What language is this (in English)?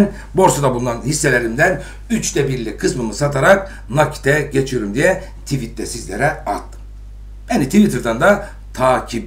Turkish